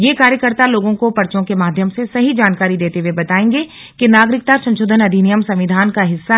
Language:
Hindi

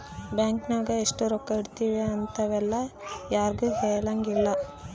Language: Kannada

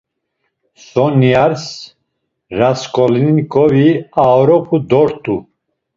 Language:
Laz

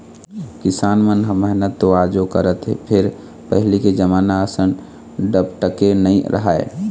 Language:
Chhattisgarhi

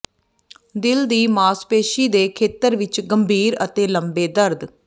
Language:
Punjabi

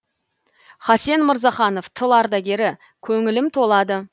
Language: Kazakh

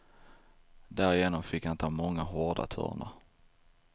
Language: Swedish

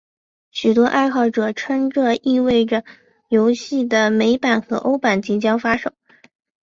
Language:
Chinese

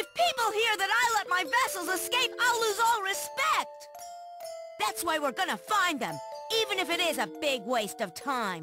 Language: English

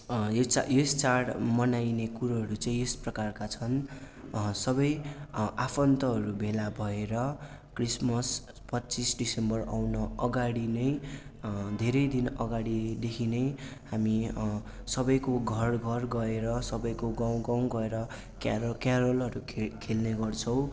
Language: Nepali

